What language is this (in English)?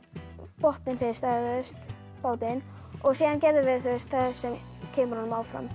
Icelandic